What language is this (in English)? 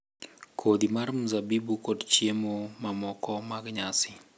Luo (Kenya and Tanzania)